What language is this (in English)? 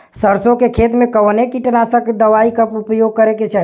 Bhojpuri